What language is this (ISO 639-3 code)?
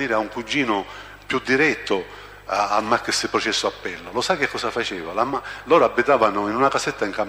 ita